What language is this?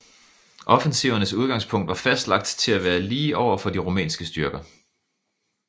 Danish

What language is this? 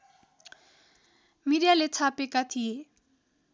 Nepali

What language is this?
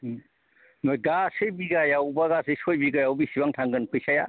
Bodo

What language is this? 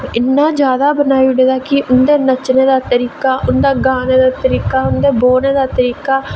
Dogri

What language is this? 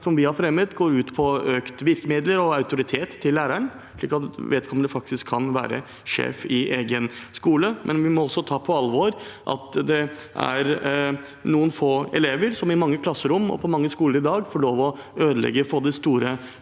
Norwegian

